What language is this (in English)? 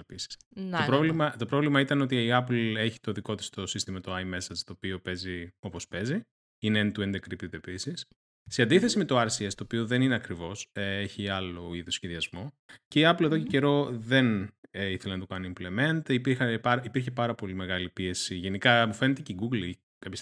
Greek